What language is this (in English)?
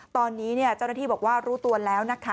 Thai